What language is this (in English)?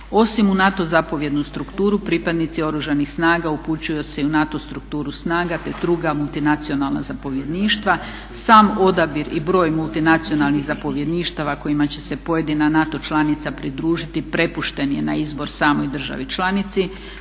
Croatian